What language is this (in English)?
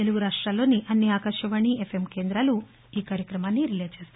Telugu